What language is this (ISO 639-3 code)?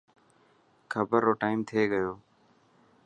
mki